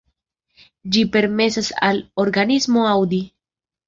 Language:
Esperanto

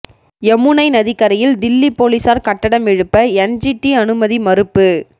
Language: Tamil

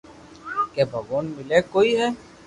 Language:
Loarki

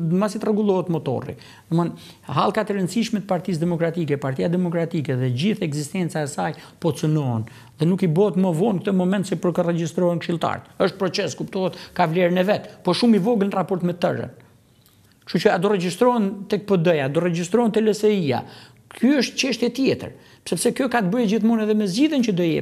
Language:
Romanian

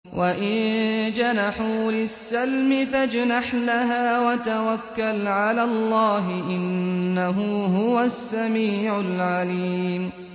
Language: Arabic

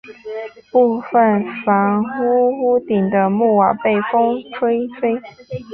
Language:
Chinese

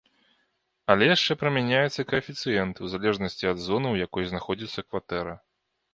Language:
Belarusian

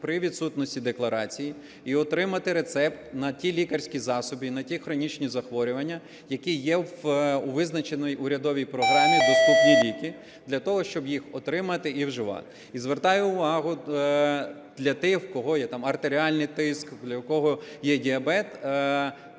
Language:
Ukrainian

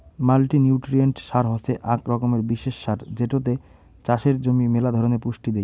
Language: Bangla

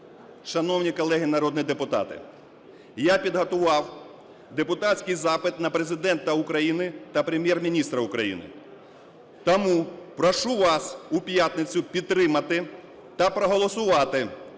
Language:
Ukrainian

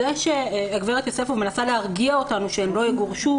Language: Hebrew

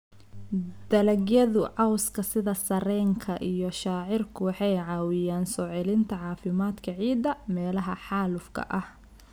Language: Somali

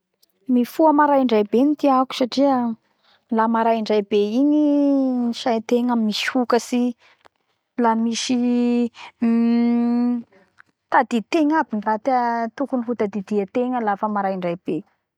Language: Bara Malagasy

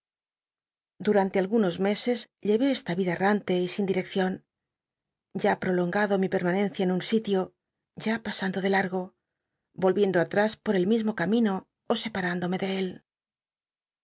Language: Spanish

